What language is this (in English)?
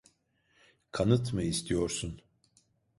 Turkish